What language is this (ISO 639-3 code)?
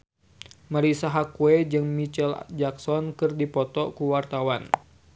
sun